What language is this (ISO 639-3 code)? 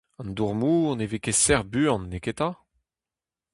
bre